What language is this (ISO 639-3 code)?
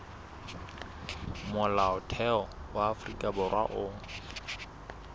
sot